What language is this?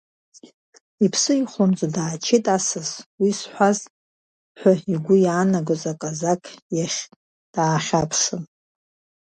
Abkhazian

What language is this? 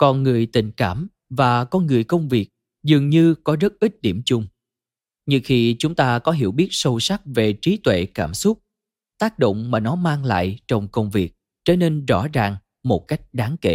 Vietnamese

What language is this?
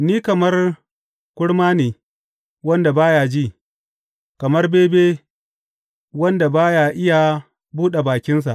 Hausa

